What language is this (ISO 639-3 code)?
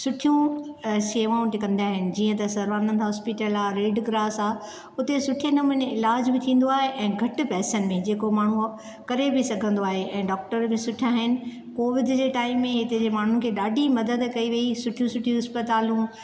snd